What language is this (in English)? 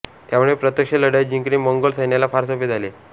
Marathi